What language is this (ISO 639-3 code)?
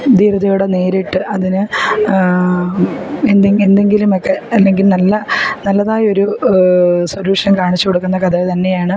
mal